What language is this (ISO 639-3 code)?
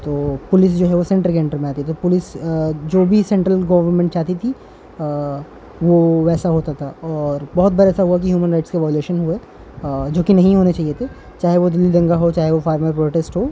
urd